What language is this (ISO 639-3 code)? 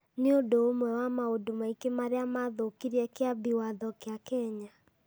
kik